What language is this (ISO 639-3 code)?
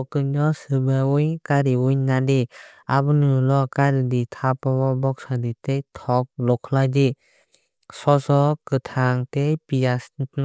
trp